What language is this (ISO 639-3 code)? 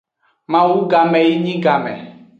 ajg